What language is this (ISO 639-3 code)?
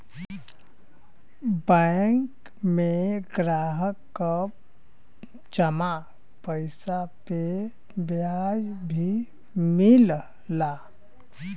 bho